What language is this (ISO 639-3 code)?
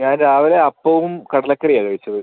mal